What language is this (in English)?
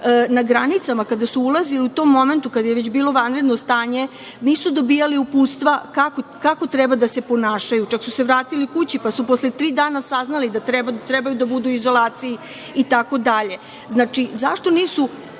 Serbian